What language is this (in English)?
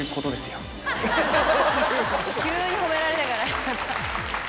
Japanese